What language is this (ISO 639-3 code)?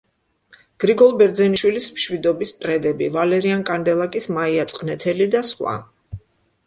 kat